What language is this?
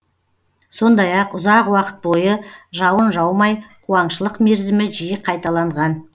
Kazakh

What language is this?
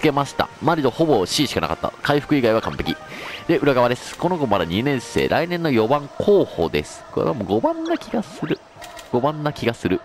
Japanese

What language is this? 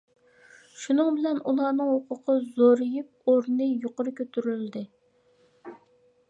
Uyghur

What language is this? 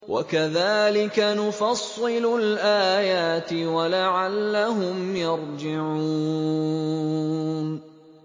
Arabic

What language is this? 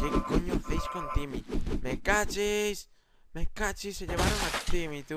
Spanish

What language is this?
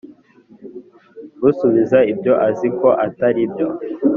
Kinyarwanda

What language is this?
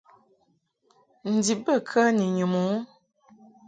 Mungaka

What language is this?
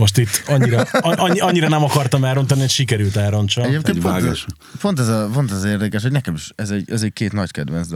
Hungarian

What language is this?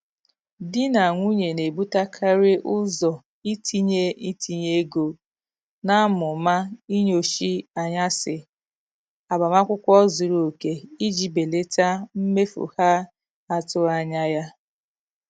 Igbo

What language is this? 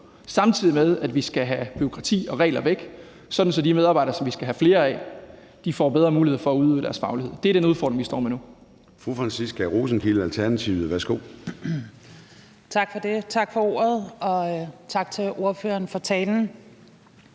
Danish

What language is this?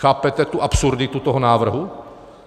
Czech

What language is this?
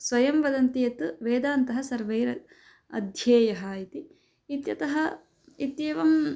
Sanskrit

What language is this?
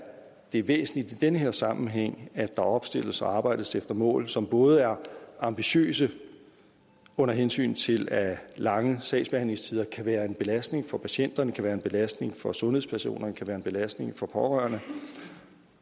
Danish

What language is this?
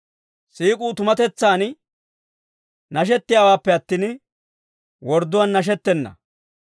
Dawro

